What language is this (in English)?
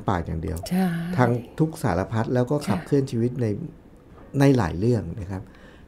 Thai